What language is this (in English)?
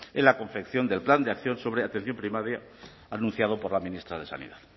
Spanish